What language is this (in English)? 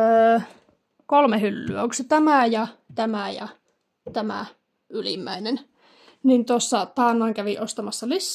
Finnish